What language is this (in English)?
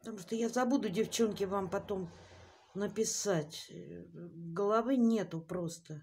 Russian